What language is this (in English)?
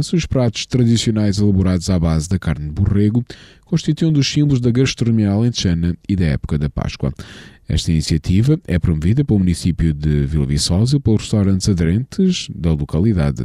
Portuguese